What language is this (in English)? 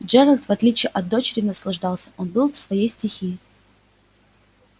Russian